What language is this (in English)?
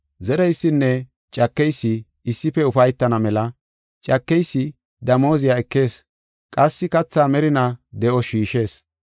Gofa